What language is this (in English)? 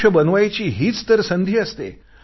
Marathi